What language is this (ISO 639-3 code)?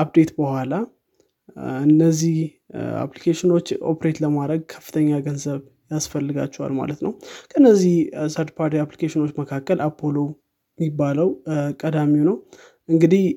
amh